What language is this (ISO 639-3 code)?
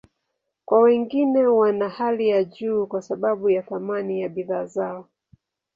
swa